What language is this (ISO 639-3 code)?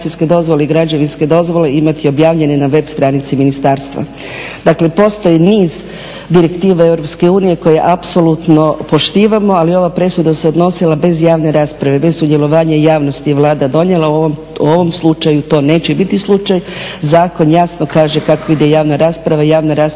hrv